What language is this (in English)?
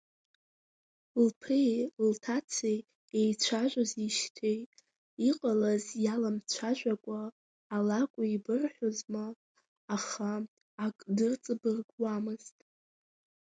Abkhazian